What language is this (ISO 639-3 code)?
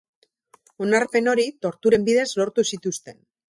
eus